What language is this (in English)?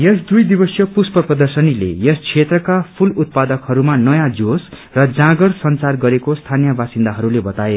Nepali